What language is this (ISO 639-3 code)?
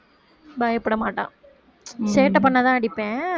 tam